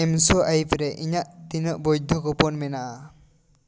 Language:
Santali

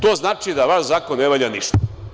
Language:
Serbian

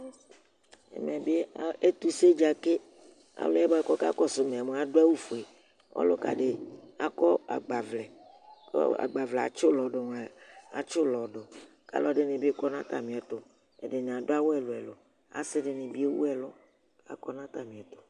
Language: Ikposo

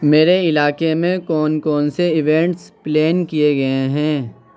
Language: Urdu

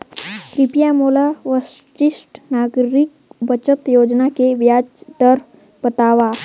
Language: Chhattisgarhi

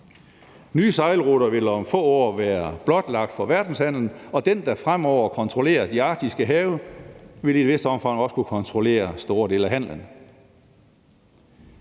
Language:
Danish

